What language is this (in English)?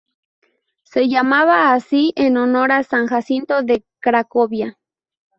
Spanish